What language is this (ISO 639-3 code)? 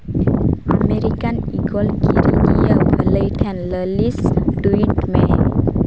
sat